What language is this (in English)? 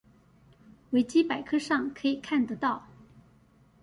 Chinese